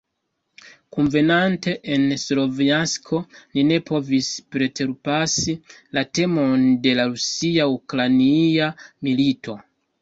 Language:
Esperanto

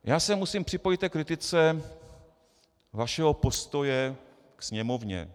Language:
Czech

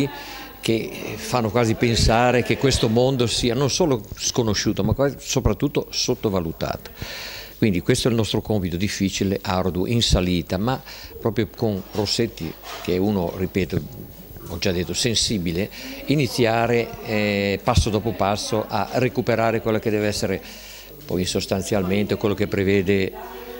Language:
Italian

